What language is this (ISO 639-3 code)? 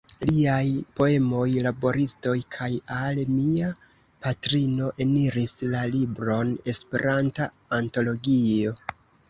epo